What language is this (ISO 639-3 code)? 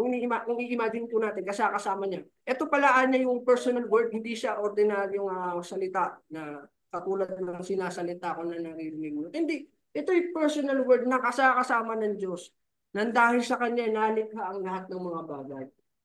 fil